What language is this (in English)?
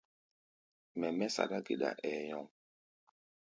Gbaya